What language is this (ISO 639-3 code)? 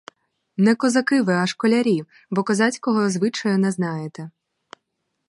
ukr